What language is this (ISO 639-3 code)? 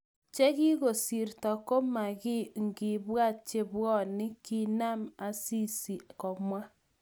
kln